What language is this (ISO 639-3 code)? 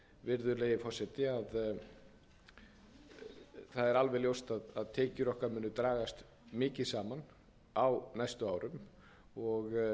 isl